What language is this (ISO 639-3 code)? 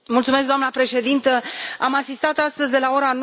ron